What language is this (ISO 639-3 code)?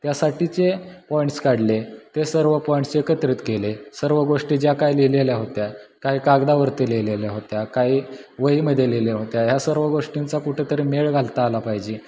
mar